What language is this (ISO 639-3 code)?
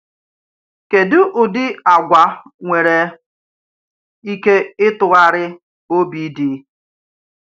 ibo